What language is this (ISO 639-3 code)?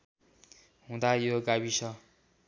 nep